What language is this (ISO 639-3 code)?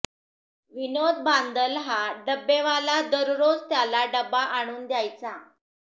mar